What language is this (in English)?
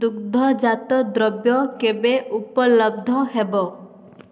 Odia